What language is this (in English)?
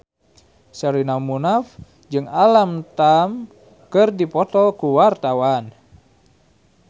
Sundanese